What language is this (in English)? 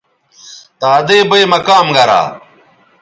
Bateri